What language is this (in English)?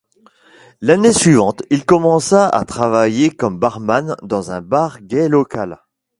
French